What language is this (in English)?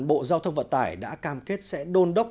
Vietnamese